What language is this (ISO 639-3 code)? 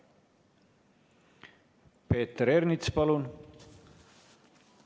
est